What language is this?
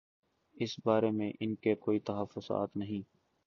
Urdu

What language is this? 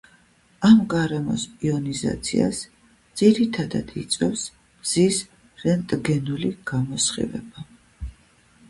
Georgian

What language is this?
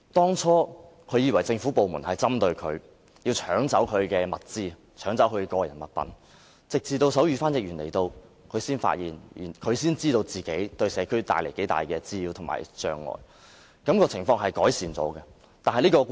Cantonese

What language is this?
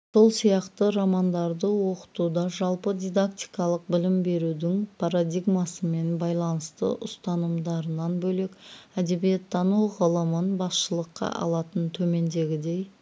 Kazakh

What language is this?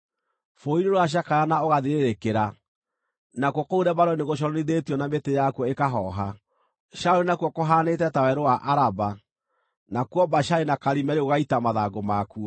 Kikuyu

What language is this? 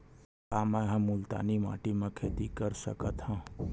Chhattisgarhi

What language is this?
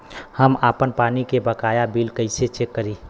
Bhojpuri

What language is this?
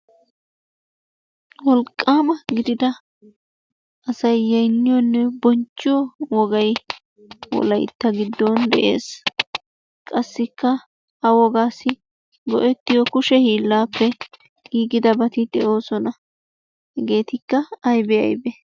Wolaytta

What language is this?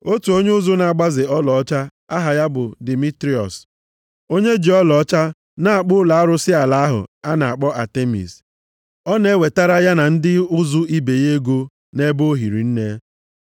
Igbo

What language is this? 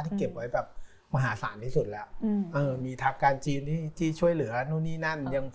Thai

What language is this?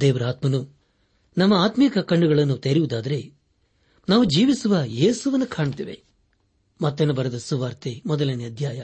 Kannada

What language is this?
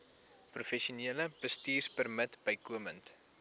Afrikaans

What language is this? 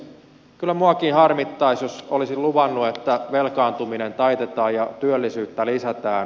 Finnish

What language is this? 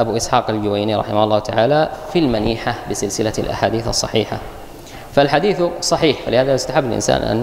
Arabic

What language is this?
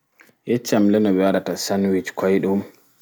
Fula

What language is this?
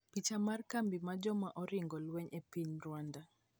Luo (Kenya and Tanzania)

